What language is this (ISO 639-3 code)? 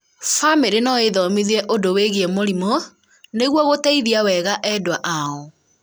kik